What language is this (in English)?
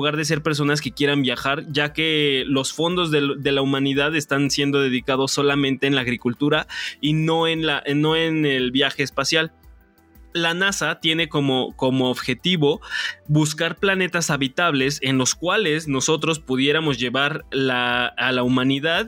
Spanish